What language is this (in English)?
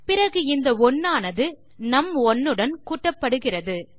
Tamil